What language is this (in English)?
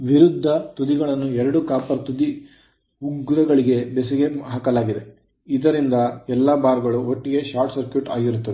Kannada